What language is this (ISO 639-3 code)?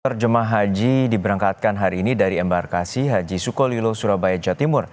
ind